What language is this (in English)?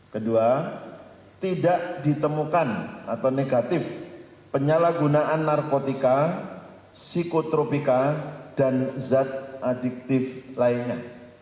Indonesian